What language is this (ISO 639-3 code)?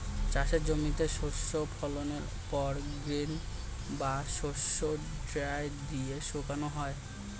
ben